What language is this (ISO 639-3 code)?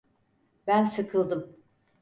tur